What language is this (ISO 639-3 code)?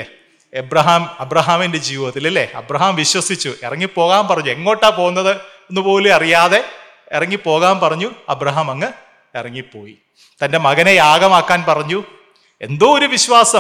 mal